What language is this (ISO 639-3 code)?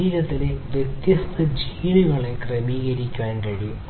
mal